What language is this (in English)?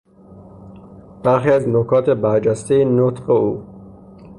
Persian